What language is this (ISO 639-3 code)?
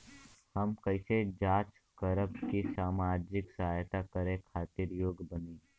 bho